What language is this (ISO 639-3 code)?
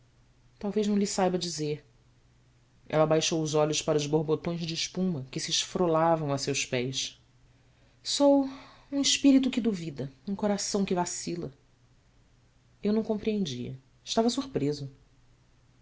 por